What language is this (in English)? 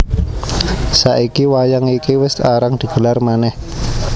Javanese